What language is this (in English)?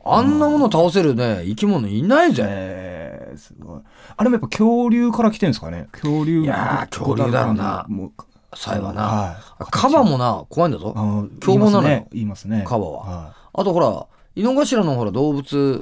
Japanese